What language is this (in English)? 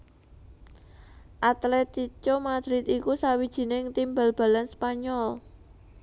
Javanese